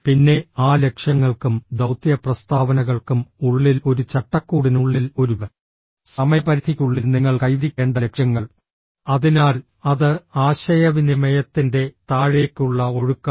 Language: Malayalam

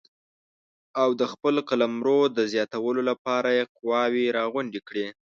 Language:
Pashto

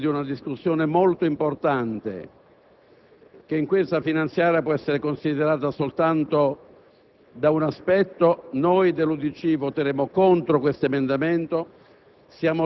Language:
Italian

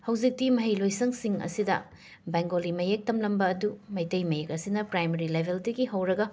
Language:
Manipuri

